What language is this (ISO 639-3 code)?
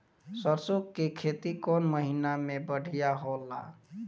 bho